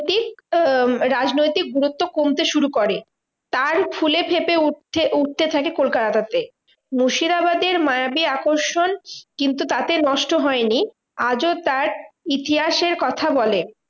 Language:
Bangla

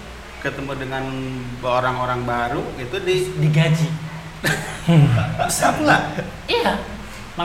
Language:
Indonesian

